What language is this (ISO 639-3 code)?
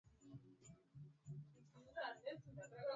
swa